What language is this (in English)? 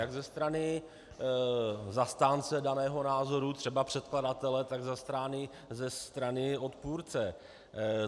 Czech